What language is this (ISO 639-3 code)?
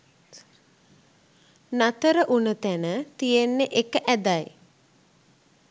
sin